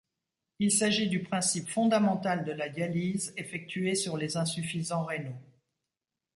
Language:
French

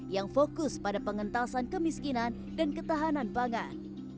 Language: Indonesian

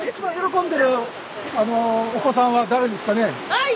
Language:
Japanese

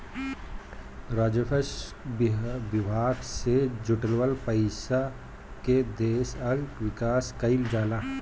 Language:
Bhojpuri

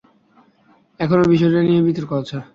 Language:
Bangla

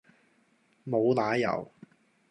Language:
Cantonese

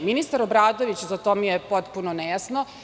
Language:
Serbian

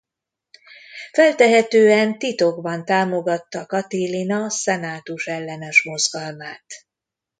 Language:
Hungarian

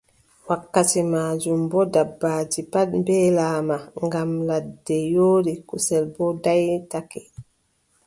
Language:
Adamawa Fulfulde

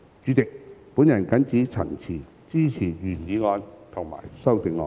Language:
Cantonese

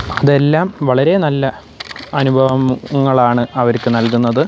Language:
Malayalam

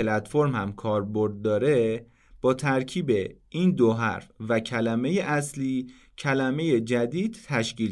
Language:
Persian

